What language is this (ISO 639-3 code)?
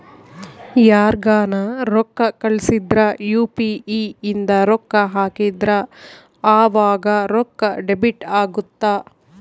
kan